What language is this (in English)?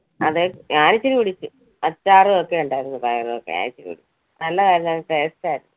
Malayalam